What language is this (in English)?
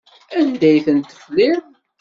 Kabyle